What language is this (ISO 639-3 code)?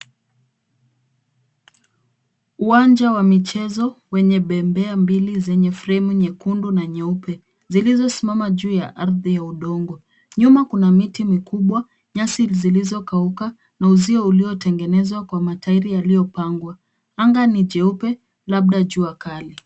swa